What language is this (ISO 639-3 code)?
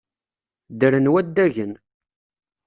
kab